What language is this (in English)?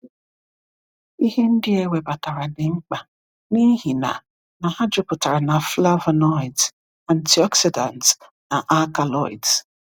Igbo